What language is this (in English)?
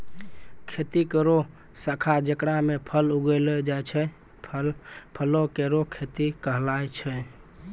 Maithili